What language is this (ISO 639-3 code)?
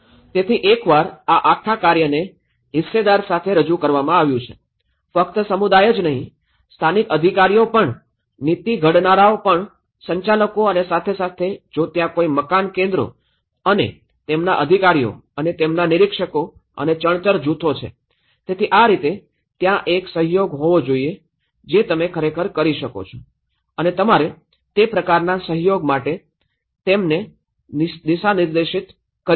guj